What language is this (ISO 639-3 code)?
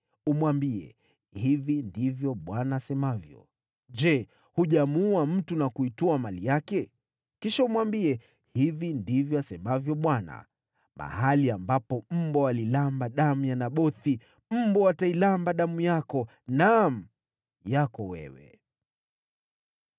swa